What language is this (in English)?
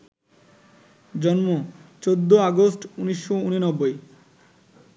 Bangla